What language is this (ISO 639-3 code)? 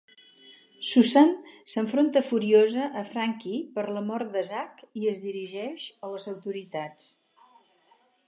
cat